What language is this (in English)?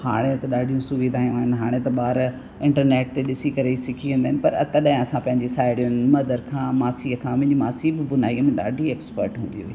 Sindhi